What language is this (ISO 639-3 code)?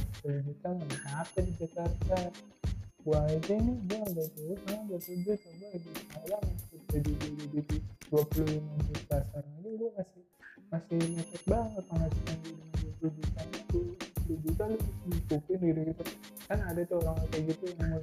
ind